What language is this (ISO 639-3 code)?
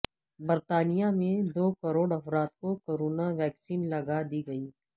urd